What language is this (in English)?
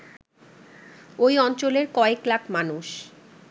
Bangla